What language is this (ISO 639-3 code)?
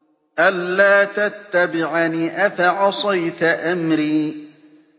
ara